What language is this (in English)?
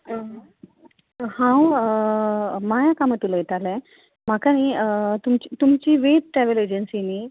Konkani